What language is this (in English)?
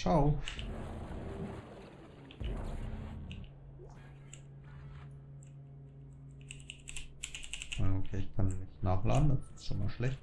German